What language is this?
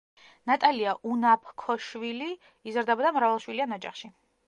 Georgian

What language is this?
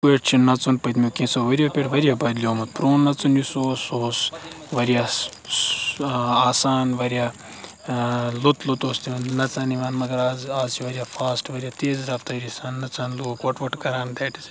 Kashmiri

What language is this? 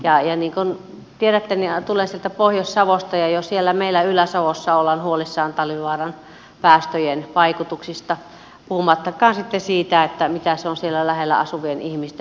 Finnish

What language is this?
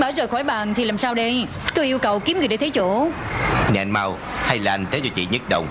Vietnamese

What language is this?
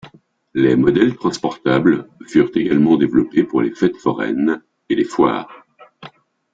French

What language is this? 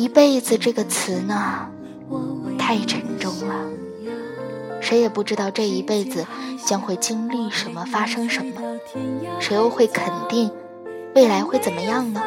Chinese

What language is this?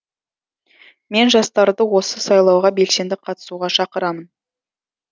Kazakh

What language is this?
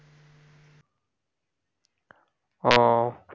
Bangla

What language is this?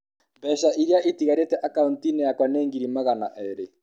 Kikuyu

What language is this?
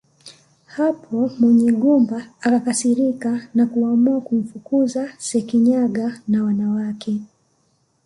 Swahili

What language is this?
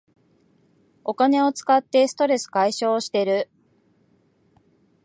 Japanese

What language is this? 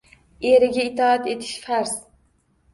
Uzbek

